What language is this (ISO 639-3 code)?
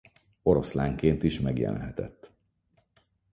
hun